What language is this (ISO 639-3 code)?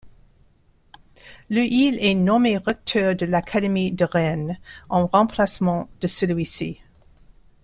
fra